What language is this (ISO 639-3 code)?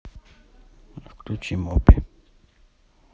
rus